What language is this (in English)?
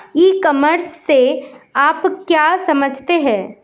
Hindi